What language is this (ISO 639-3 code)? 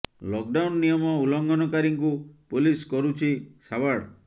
ori